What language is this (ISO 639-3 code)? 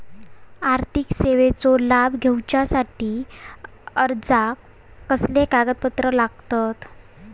mar